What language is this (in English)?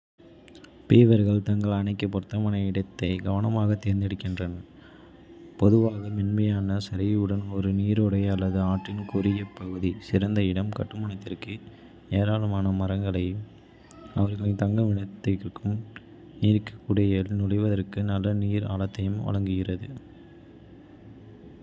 Kota (India)